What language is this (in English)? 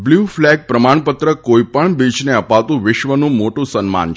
Gujarati